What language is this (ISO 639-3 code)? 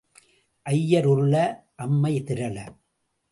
tam